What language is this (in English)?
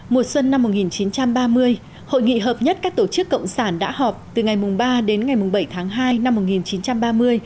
Vietnamese